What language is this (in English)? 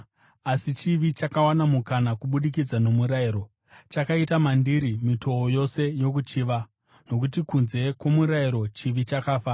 Shona